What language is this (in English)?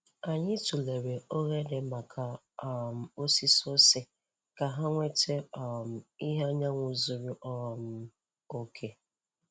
Igbo